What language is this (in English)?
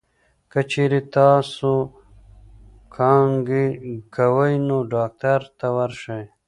Pashto